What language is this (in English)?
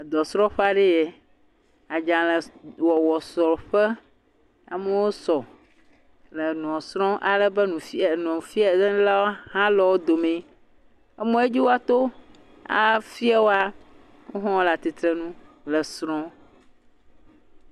Ewe